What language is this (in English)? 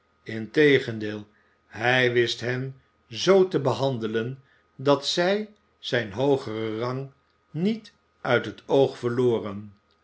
Dutch